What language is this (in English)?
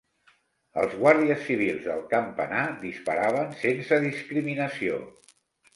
Catalan